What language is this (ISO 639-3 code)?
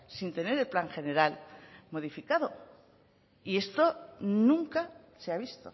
spa